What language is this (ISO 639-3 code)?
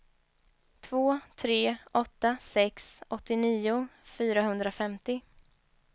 swe